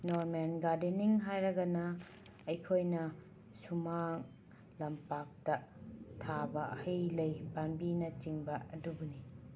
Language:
Manipuri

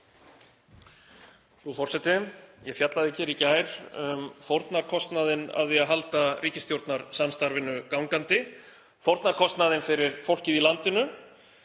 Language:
Icelandic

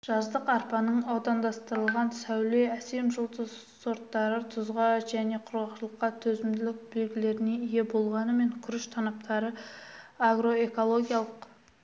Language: Kazakh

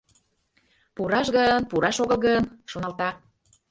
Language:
Mari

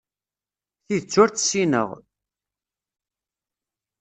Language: Kabyle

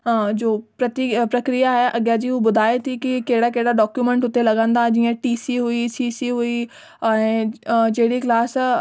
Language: Sindhi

